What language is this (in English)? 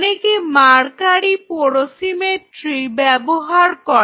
Bangla